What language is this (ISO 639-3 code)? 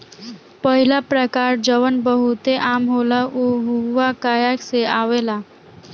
bho